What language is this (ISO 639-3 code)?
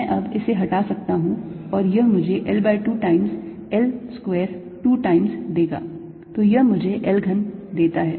hin